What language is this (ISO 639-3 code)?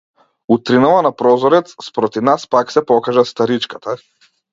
mkd